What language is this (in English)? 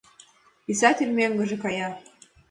Mari